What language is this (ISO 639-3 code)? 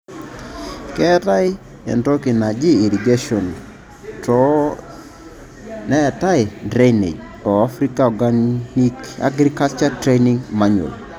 mas